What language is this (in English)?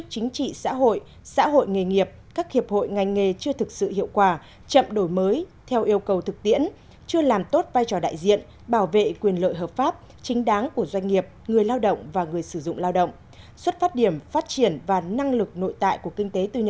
Vietnamese